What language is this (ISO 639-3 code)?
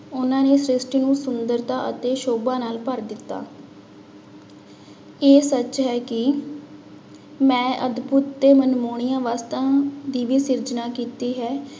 pan